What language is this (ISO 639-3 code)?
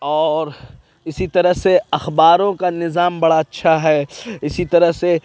urd